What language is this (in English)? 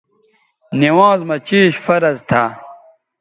Bateri